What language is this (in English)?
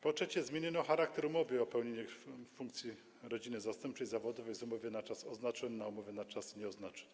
Polish